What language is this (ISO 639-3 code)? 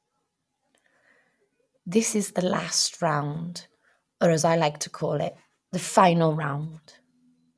eng